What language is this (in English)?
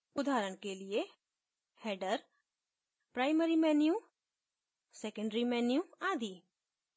Hindi